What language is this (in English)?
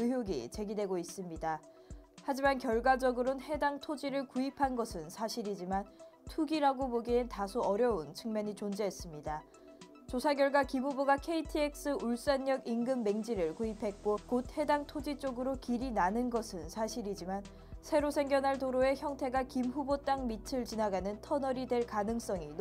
Korean